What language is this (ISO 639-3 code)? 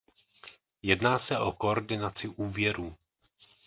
ces